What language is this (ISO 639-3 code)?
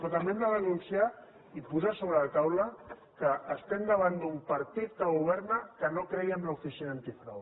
cat